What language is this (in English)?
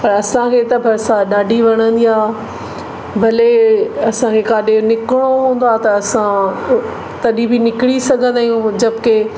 Sindhi